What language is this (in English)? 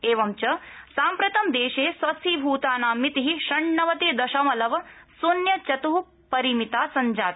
Sanskrit